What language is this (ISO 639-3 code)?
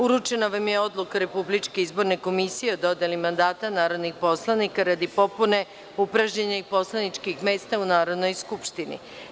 srp